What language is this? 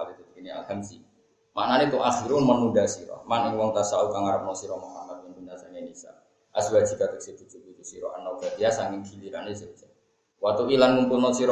Indonesian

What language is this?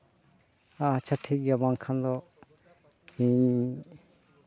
Santali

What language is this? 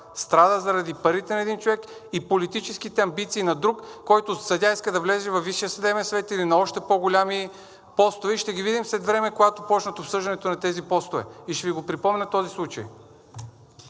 Bulgarian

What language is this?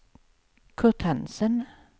Swedish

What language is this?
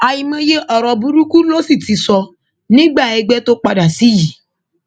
Yoruba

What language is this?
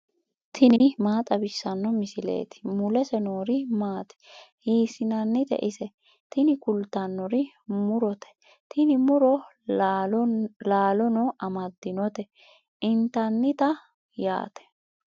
Sidamo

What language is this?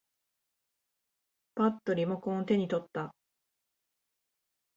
Japanese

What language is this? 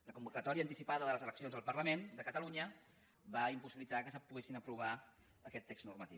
Catalan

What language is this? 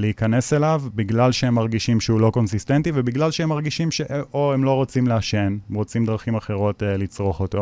Hebrew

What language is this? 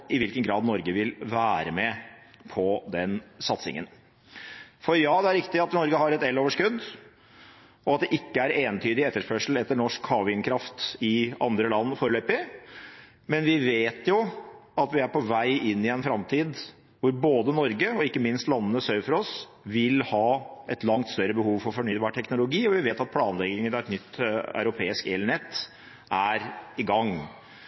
Norwegian Bokmål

